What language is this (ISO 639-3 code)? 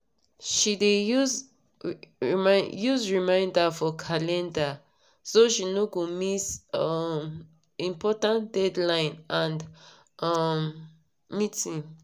pcm